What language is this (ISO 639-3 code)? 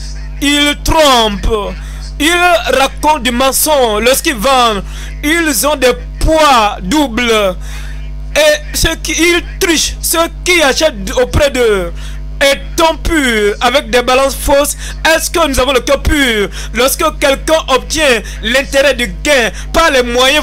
fra